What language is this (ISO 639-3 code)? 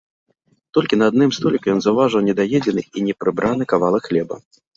bel